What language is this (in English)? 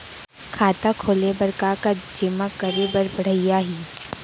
Chhattisgarhi